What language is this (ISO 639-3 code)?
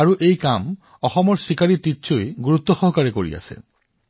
asm